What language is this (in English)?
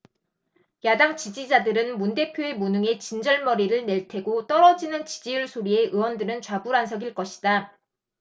Korean